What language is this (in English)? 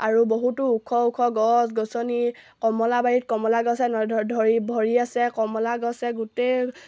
Assamese